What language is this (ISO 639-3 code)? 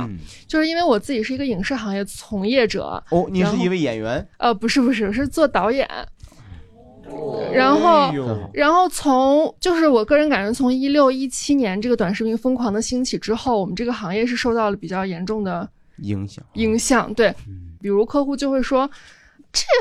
zho